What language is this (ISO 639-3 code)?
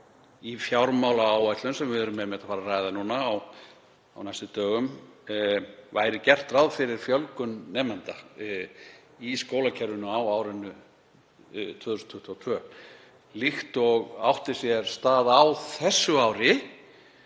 isl